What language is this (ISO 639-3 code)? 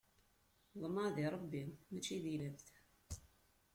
kab